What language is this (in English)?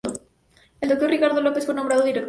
Spanish